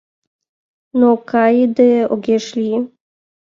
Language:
Mari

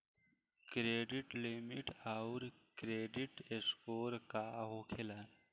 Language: Bhojpuri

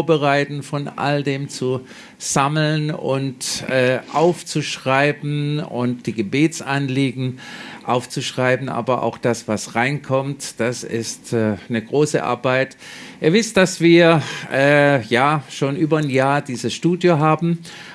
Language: German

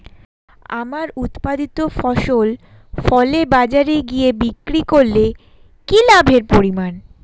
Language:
Bangla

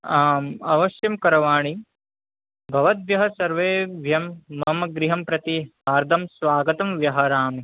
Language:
Sanskrit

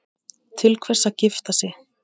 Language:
Icelandic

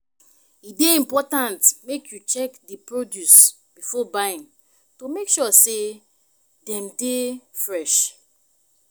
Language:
Nigerian Pidgin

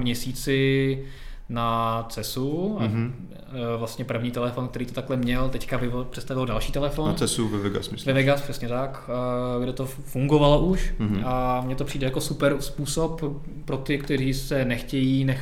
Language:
Czech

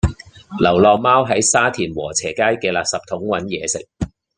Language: Cantonese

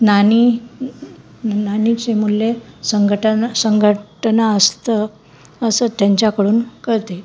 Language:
Marathi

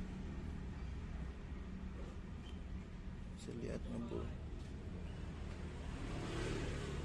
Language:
Indonesian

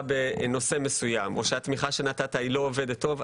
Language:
Hebrew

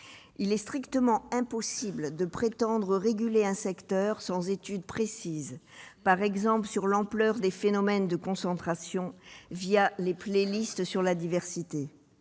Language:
French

